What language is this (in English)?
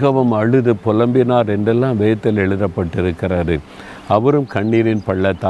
Tamil